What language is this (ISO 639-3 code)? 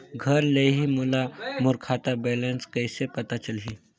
hne